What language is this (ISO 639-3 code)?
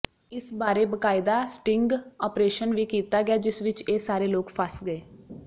pan